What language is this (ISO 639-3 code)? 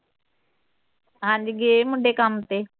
pan